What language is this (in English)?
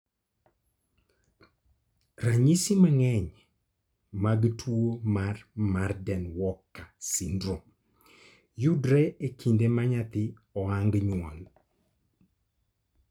Luo (Kenya and Tanzania)